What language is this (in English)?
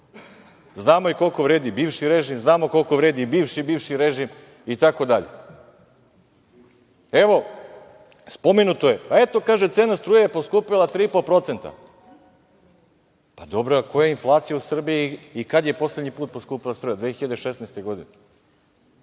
Serbian